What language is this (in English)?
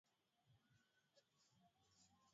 Swahili